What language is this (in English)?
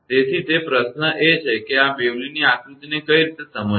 Gujarati